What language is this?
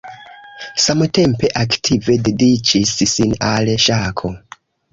Esperanto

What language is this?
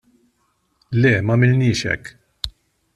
Maltese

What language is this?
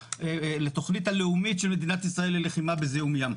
Hebrew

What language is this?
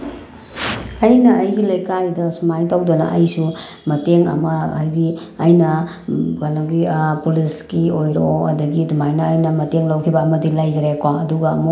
Manipuri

